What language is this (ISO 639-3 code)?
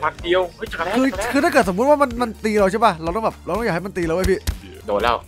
tha